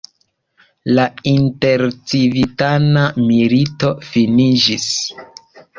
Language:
Esperanto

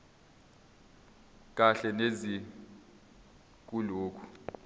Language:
Zulu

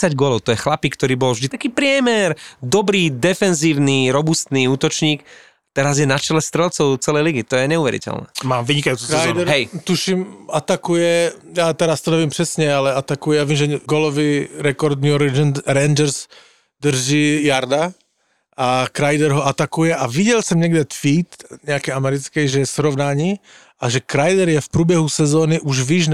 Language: Slovak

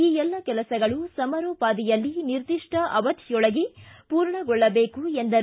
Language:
Kannada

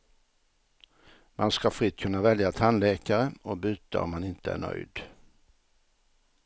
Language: Swedish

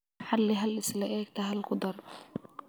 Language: Somali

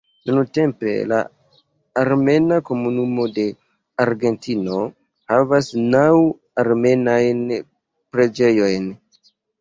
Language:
Esperanto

